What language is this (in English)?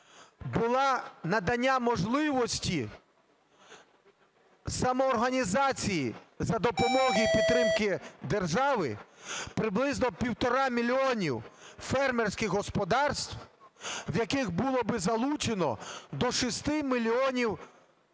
Ukrainian